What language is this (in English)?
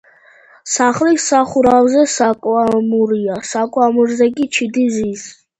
Georgian